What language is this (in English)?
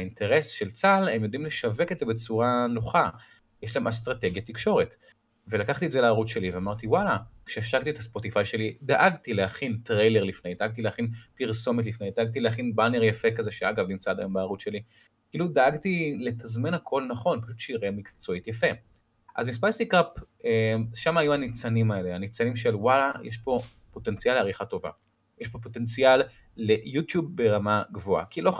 Hebrew